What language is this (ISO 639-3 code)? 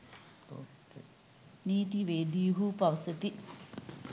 sin